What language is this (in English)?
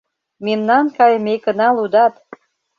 Mari